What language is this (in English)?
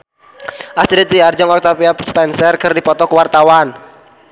Sundanese